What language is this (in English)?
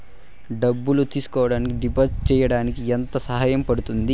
Telugu